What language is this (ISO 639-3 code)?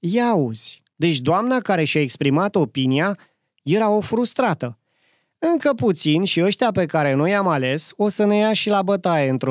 ron